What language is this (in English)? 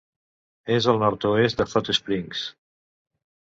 Catalan